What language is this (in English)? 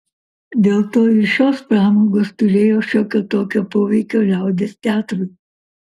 Lithuanian